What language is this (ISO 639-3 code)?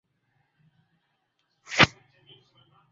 swa